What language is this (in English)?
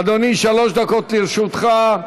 Hebrew